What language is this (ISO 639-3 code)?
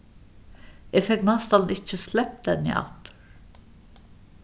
fao